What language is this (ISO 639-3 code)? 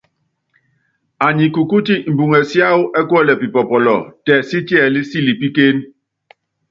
yav